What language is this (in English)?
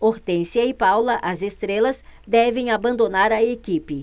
Portuguese